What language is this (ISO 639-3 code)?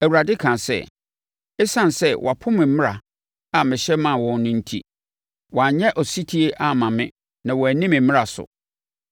aka